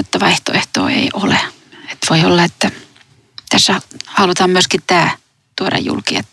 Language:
Finnish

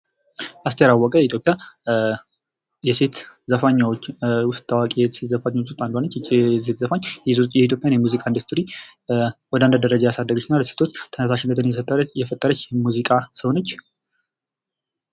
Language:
Amharic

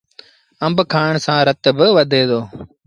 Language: Sindhi Bhil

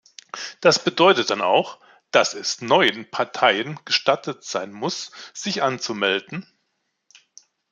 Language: German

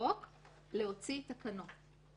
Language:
Hebrew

